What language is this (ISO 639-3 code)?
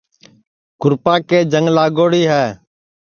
ssi